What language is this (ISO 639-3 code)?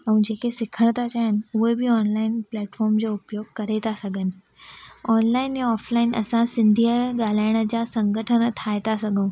snd